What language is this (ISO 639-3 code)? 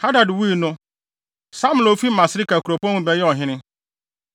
aka